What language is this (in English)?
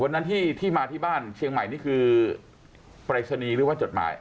Thai